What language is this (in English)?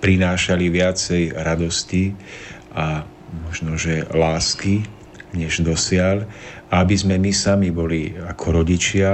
Slovak